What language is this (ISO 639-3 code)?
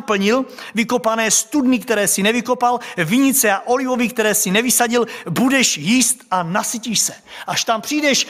ces